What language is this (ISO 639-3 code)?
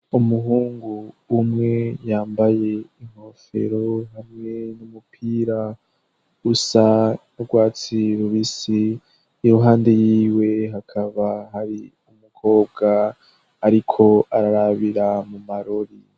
run